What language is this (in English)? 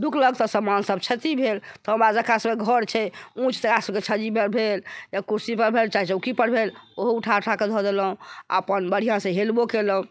Maithili